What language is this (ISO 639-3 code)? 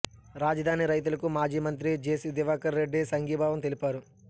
tel